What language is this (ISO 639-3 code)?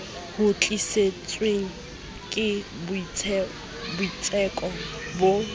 sot